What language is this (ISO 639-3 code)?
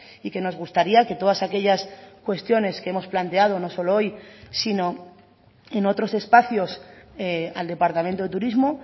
spa